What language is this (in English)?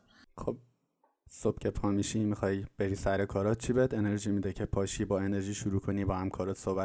Persian